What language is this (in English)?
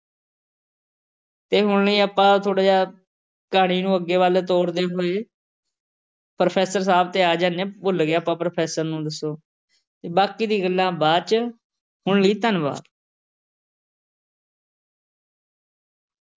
Punjabi